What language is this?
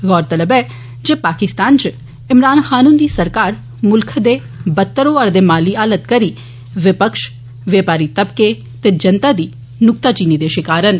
Dogri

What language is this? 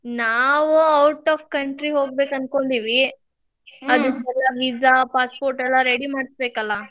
Kannada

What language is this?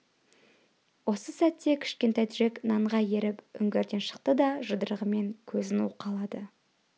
Kazakh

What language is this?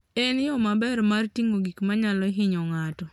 Luo (Kenya and Tanzania)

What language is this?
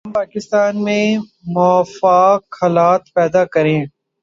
Urdu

